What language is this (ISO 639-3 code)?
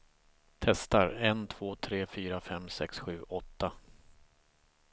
swe